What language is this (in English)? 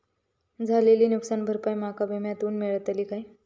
Marathi